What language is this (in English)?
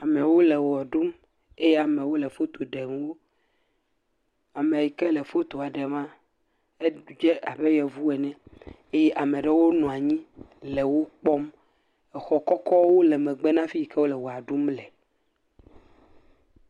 Ewe